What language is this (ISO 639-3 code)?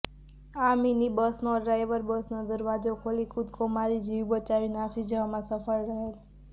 guj